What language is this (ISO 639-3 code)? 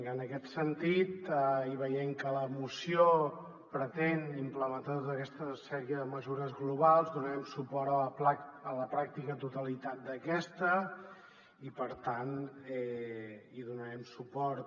cat